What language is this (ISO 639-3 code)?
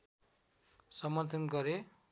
nep